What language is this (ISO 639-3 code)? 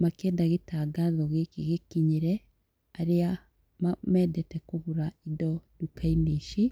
kik